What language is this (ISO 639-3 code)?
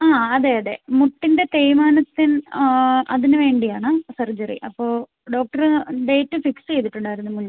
mal